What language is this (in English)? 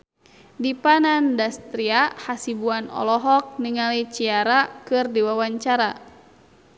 Sundanese